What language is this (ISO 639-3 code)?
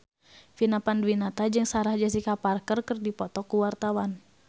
sun